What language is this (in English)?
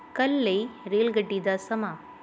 Punjabi